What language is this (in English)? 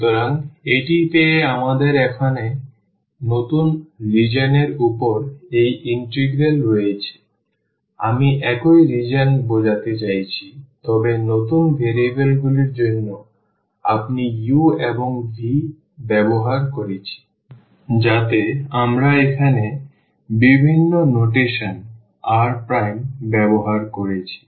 Bangla